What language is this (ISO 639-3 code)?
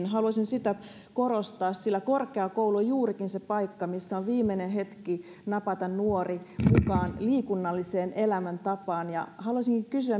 fin